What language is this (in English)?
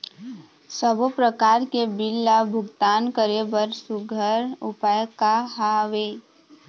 Chhattisgarhi